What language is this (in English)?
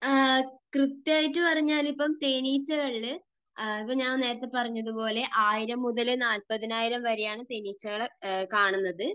Malayalam